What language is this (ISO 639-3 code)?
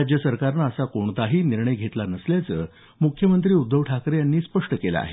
mar